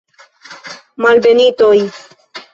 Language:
Esperanto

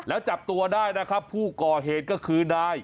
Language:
Thai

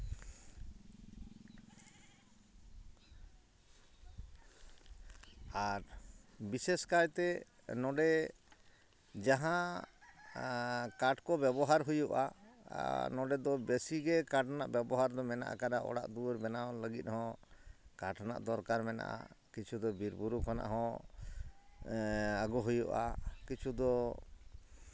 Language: Santali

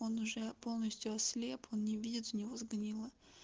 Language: Russian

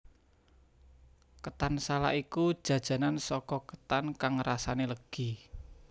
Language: Javanese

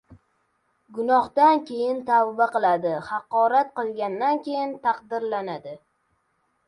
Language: Uzbek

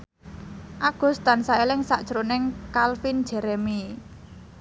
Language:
Javanese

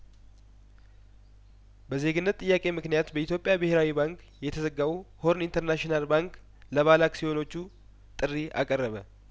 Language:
Amharic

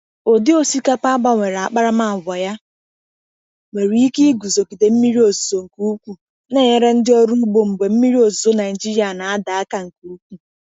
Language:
Igbo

